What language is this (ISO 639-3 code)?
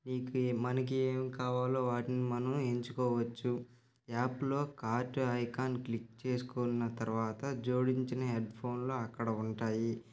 tel